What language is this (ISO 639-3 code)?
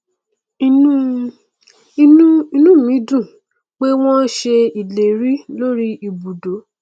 yor